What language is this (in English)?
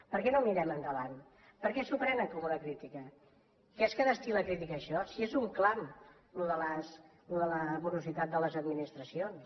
Catalan